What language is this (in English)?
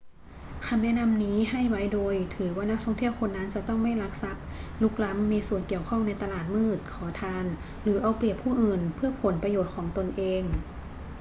Thai